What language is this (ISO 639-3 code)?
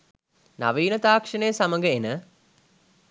sin